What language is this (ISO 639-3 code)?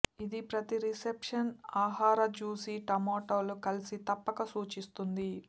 tel